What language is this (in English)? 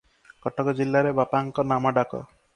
Odia